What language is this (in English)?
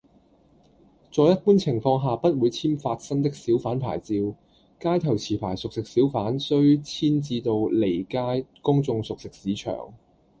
Cantonese